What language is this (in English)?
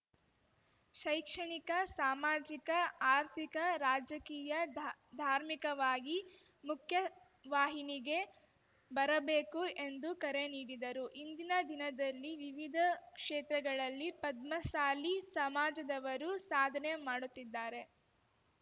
Kannada